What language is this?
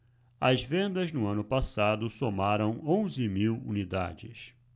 Portuguese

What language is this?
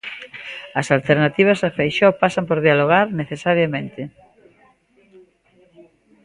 Galician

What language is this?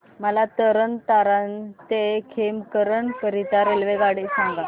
Marathi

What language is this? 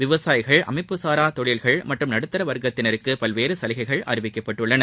Tamil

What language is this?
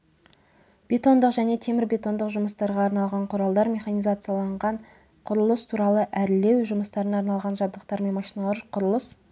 Kazakh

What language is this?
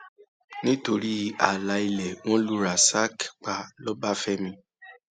Yoruba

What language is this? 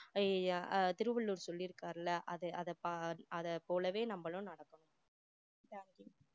Tamil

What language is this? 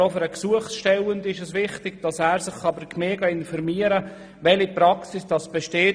Swiss German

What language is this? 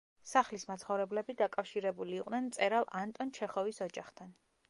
Georgian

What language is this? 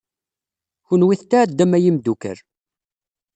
Kabyle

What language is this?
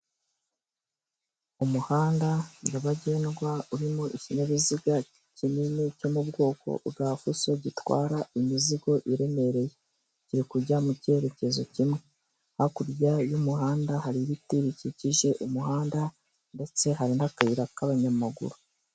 Kinyarwanda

